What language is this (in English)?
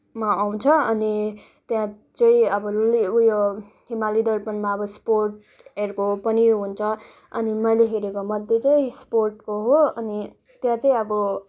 Nepali